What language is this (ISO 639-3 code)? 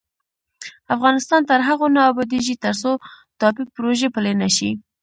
pus